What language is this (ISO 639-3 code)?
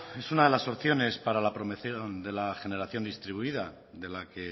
spa